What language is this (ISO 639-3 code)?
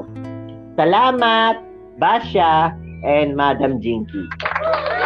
fil